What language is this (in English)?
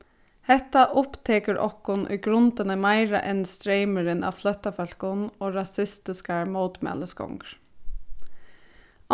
Faroese